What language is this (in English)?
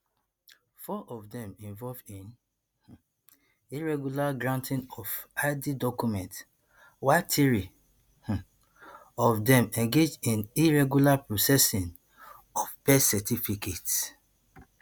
Nigerian Pidgin